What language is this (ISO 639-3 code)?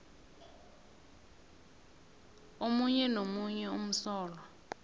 nbl